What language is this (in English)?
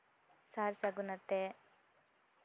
Santali